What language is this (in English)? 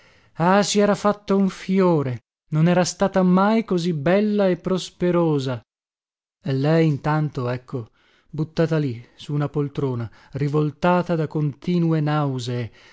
Italian